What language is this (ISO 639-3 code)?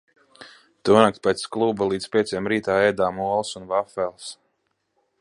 lav